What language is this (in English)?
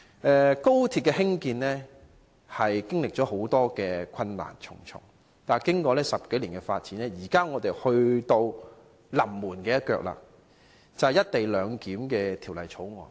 Cantonese